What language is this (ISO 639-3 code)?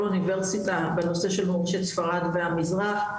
heb